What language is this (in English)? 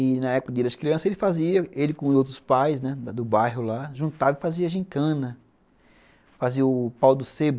Portuguese